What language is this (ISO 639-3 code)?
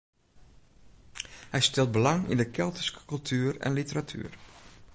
fry